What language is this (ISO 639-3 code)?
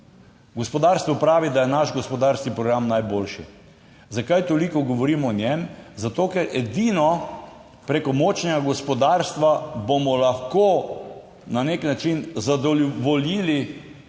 slv